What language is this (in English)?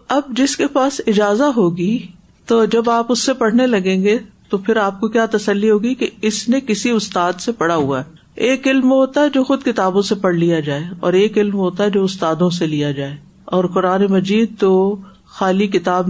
Urdu